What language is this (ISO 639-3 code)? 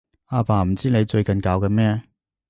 yue